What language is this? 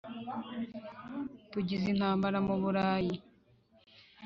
Kinyarwanda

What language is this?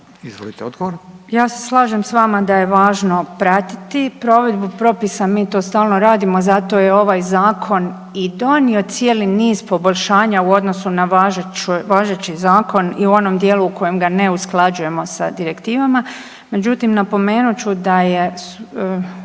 Croatian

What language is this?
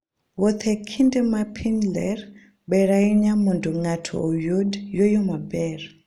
Luo (Kenya and Tanzania)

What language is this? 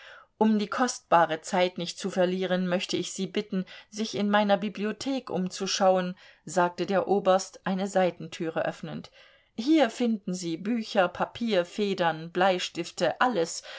German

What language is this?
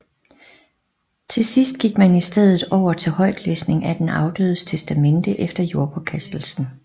Danish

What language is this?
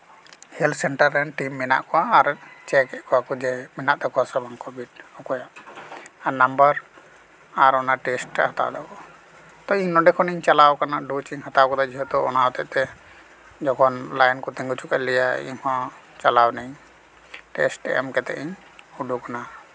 Santali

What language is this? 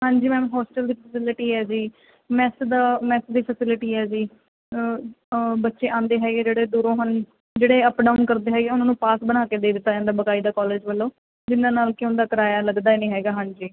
Punjabi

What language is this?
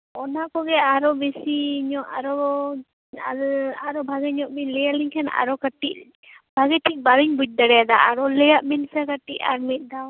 Santali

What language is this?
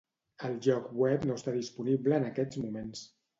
Catalan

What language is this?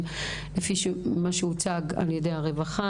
Hebrew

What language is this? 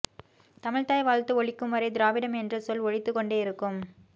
Tamil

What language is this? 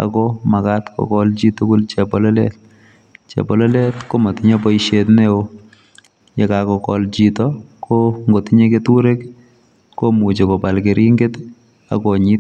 Kalenjin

